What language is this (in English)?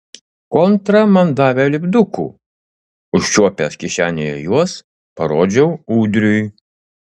Lithuanian